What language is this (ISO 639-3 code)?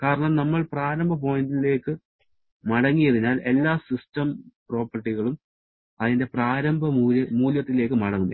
mal